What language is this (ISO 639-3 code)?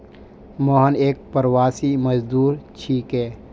mag